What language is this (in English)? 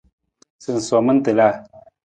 Nawdm